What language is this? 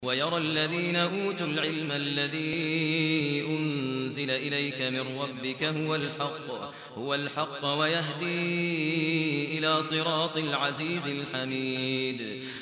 Arabic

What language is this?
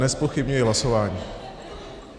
Czech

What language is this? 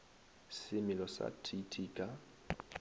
Northern Sotho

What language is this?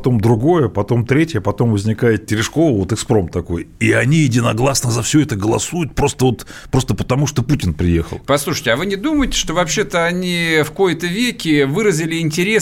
Russian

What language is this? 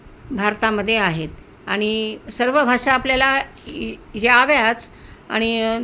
Marathi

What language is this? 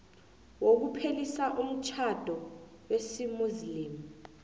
South Ndebele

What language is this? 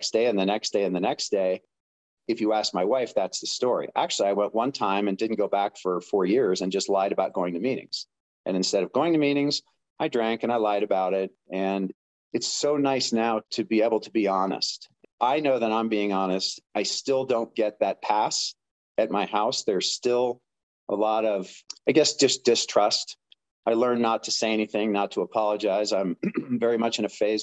English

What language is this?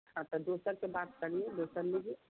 Hindi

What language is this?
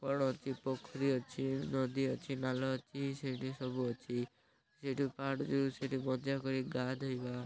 Odia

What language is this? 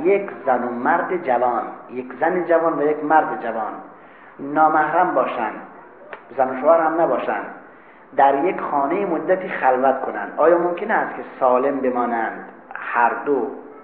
Persian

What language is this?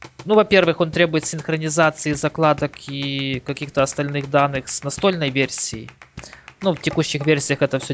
Russian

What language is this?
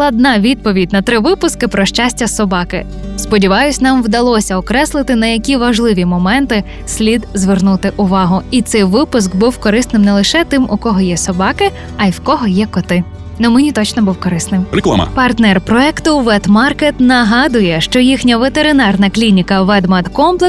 Ukrainian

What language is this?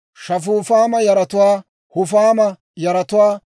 Dawro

